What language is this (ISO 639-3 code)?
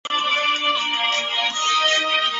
zho